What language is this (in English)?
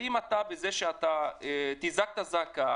Hebrew